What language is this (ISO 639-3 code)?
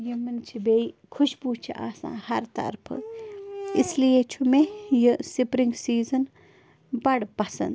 kas